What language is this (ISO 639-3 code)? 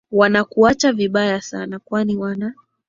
swa